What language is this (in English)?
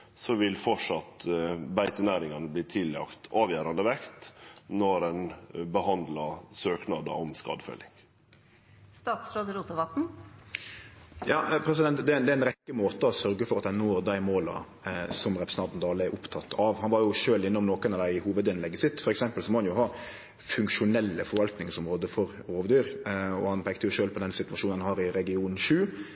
Norwegian Nynorsk